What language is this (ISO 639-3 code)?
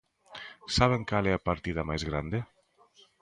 glg